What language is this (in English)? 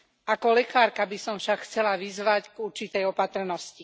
Slovak